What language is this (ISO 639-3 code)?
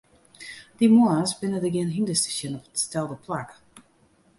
fry